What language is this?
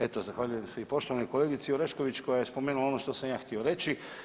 Croatian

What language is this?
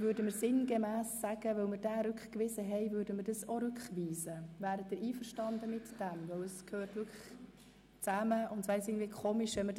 Swiss German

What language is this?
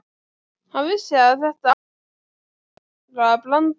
Icelandic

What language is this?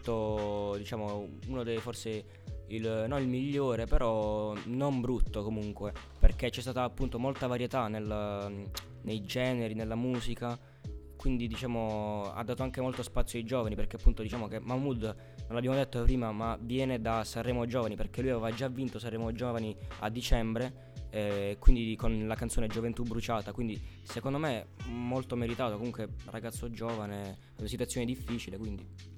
Italian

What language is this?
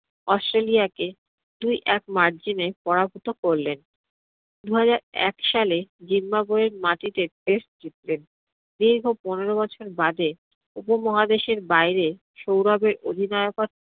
Bangla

